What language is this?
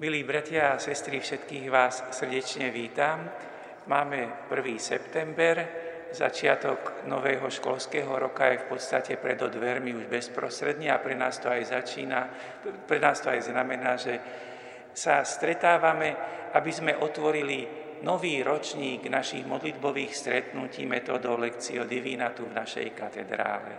Slovak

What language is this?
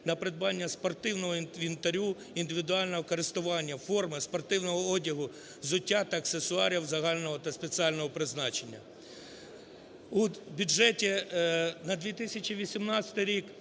Ukrainian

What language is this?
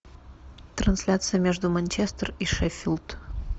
Russian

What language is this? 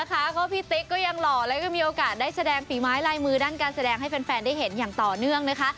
Thai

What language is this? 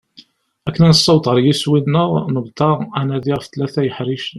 Kabyle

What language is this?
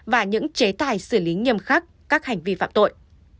Vietnamese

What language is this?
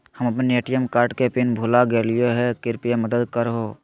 Magahi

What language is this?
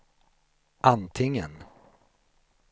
Swedish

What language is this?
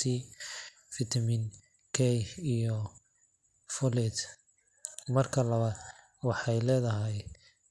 Somali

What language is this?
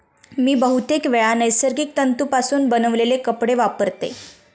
Marathi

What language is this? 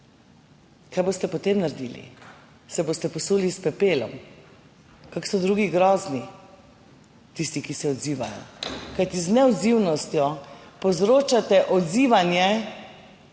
Slovenian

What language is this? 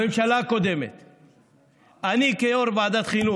Hebrew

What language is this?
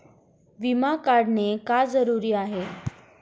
Marathi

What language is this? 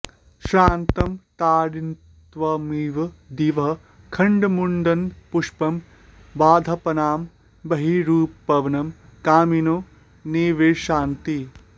Sanskrit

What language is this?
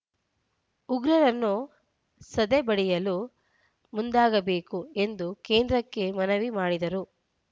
Kannada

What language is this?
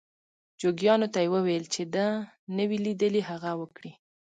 Pashto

